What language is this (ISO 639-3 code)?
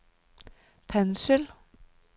nor